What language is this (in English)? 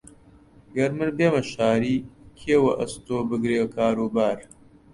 Central Kurdish